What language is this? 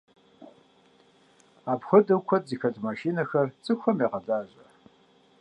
Kabardian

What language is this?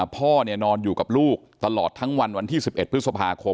Thai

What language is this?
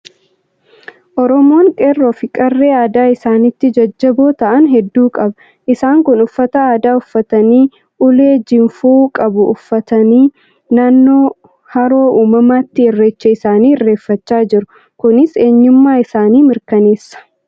Oromo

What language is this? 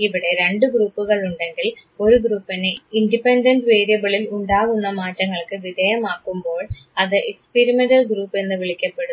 Malayalam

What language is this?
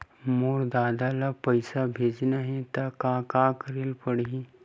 Chhattisgarhi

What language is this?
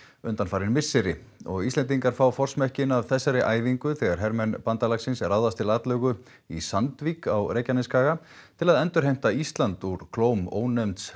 Icelandic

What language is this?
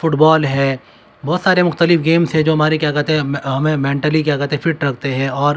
Urdu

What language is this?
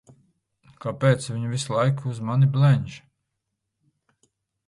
Latvian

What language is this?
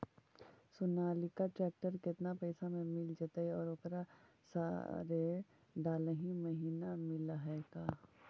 Magahi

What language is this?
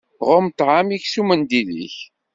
Kabyle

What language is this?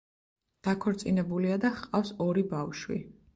Georgian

